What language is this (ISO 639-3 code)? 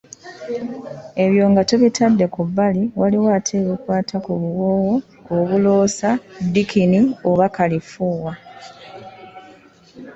lug